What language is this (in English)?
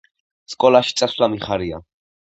Georgian